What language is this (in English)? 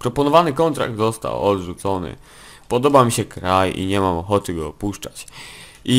Polish